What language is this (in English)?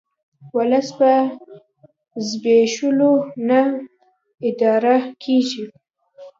Pashto